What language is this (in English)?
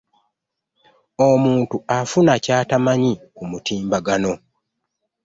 Ganda